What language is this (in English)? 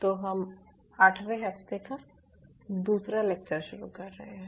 Hindi